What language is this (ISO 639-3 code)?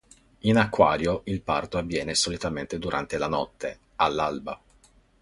ita